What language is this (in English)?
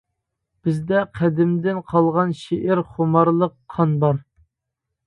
Uyghur